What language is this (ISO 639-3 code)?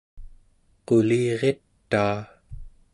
esu